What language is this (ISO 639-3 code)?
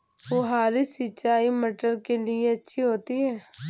hin